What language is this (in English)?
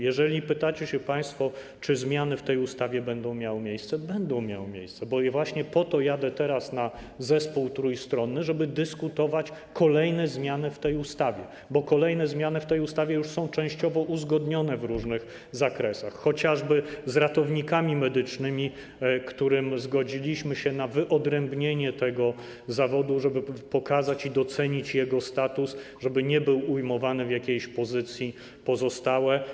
Polish